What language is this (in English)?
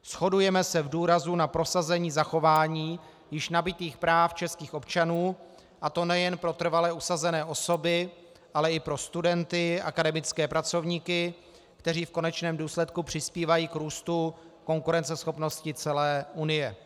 Czech